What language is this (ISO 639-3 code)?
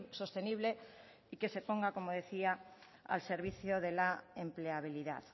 spa